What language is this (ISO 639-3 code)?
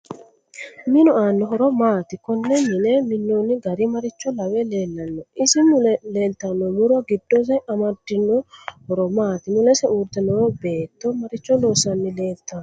sid